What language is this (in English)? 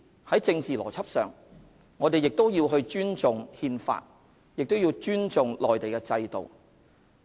Cantonese